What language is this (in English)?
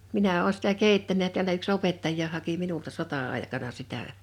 Finnish